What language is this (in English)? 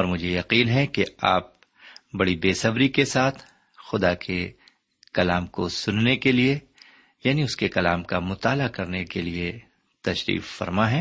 Urdu